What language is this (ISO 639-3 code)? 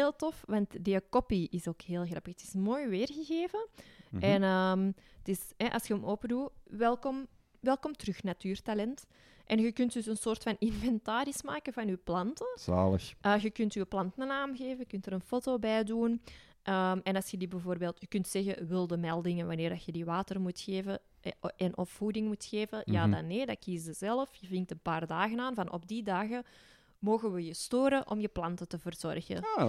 nld